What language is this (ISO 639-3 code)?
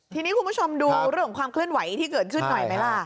tha